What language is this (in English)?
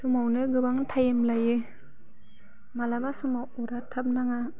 Bodo